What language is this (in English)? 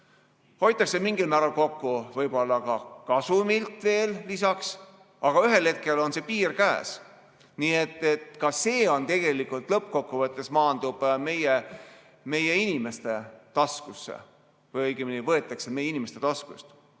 Estonian